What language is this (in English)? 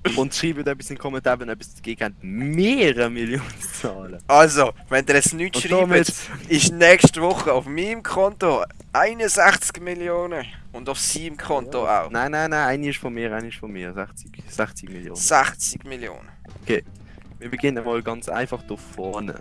German